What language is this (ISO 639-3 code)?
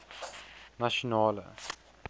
afr